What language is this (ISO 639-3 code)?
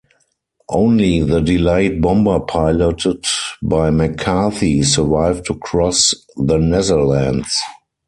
eng